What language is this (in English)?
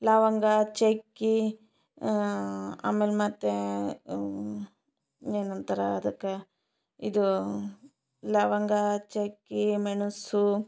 Kannada